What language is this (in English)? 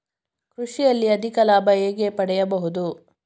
Kannada